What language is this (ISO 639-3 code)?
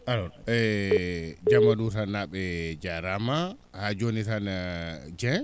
ful